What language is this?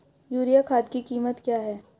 Hindi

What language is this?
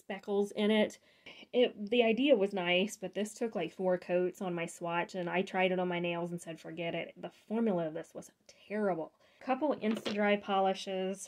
English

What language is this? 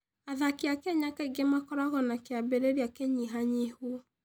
Kikuyu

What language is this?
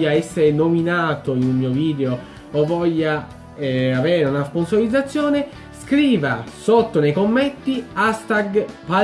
Italian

